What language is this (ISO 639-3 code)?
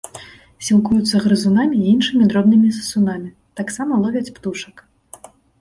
bel